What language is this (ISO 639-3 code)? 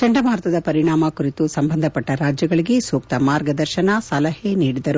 kan